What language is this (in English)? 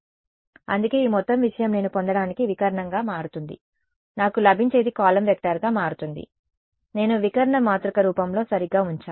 Telugu